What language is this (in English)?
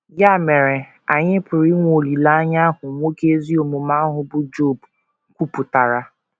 Igbo